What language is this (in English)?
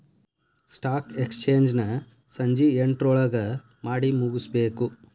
Kannada